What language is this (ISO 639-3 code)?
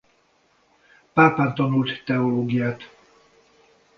hun